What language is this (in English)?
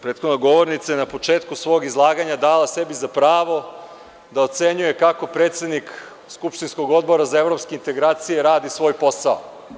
Serbian